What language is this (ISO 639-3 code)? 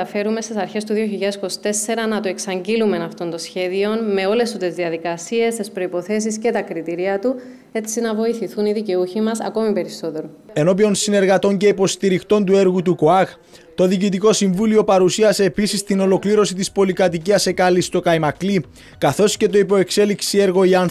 ell